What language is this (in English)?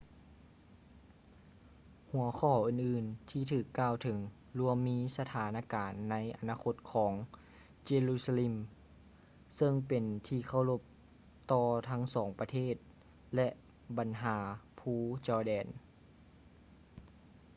Lao